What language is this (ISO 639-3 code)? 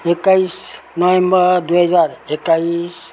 nep